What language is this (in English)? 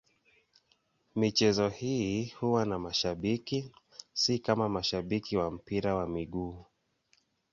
Swahili